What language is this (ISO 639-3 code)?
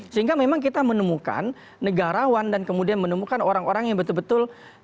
ind